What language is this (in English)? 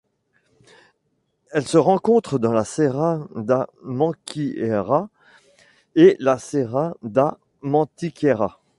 French